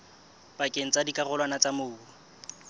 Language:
Southern Sotho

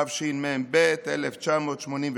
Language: Hebrew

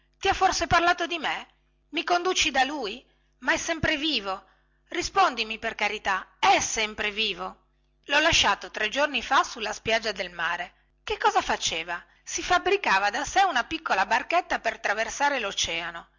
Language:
Italian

